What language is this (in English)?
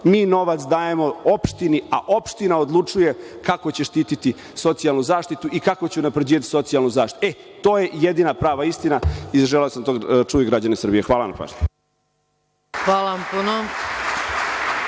Serbian